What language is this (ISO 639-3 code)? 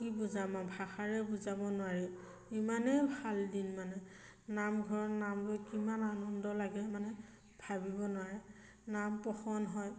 asm